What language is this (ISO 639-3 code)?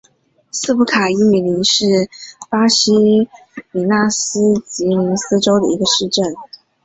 zho